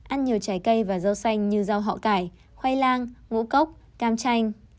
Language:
Vietnamese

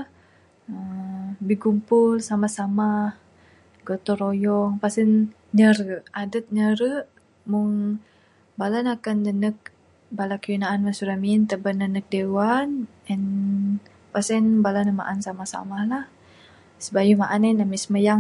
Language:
Bukar-Sadung Bidayuh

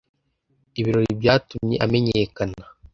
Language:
Kinyarwanda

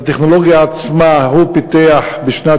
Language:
Hebrew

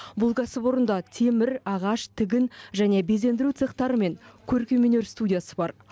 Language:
Kazakh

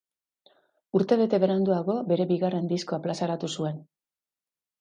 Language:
Basque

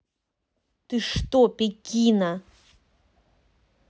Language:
Russian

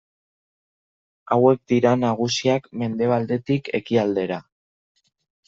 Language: Basque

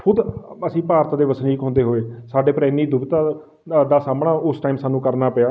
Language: Punjabi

